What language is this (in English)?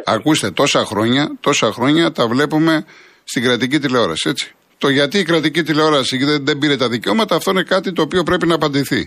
Greek